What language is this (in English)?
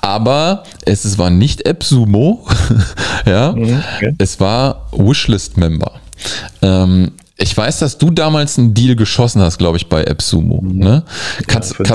German